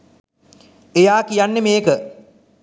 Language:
Sinhala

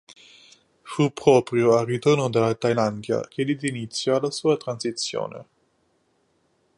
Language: Italian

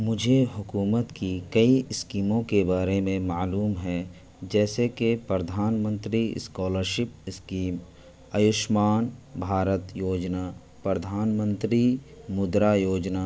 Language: Urdu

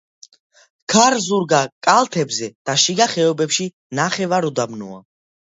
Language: Georgian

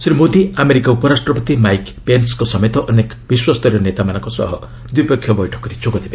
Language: Odia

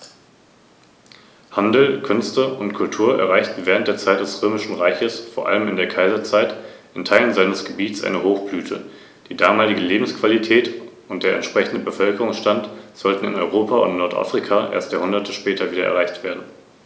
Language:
German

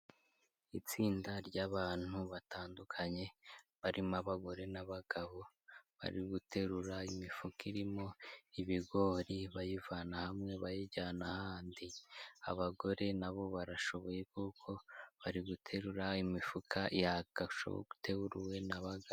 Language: Kinyarwanda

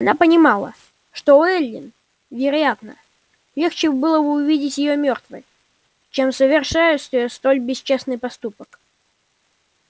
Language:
Russian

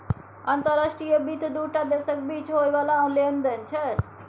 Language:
Maithili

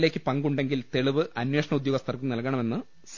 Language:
Malayalam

